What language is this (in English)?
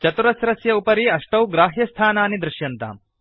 Sanskrit